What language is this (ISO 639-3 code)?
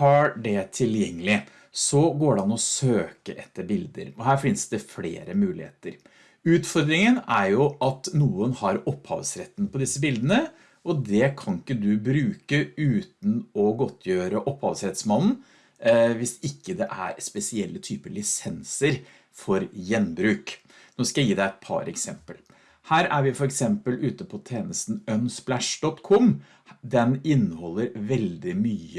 nor